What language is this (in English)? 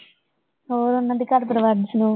Punjabi